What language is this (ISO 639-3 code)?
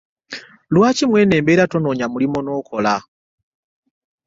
lug